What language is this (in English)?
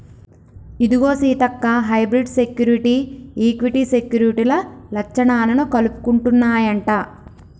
Telugu